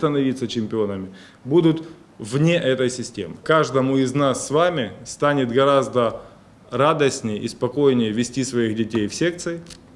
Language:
Russian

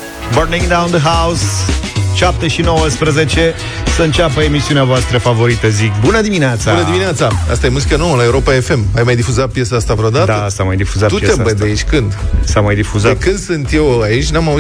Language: Romanian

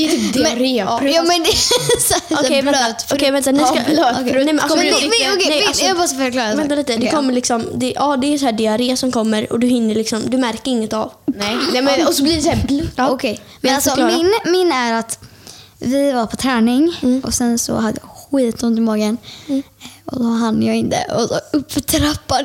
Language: Swedish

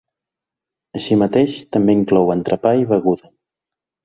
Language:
Catalan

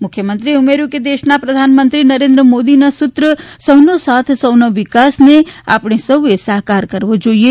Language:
Gujarati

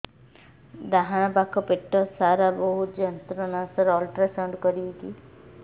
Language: Odia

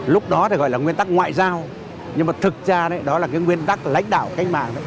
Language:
Vietnamese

